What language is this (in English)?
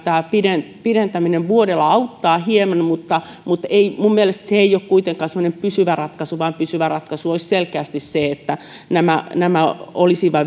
Finnish